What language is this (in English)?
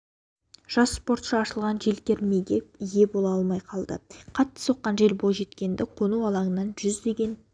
Kazakh